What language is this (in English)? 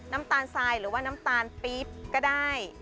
Thai